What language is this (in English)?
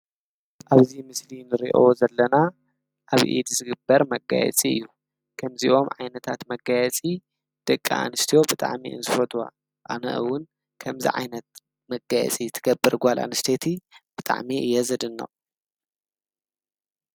Tigrinya